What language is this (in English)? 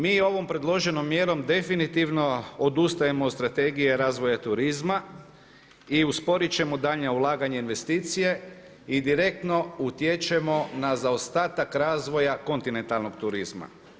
Croatian